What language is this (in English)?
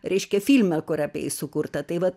Lithuanian